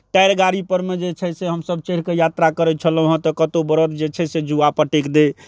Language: Maithili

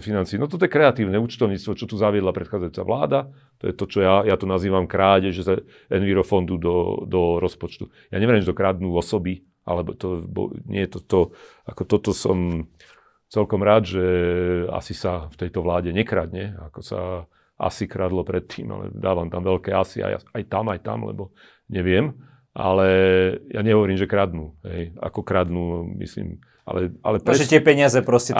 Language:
Slovak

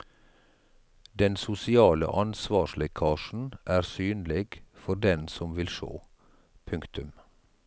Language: Norwegian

